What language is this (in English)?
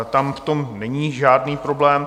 Czech